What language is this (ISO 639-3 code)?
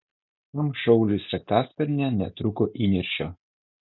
lit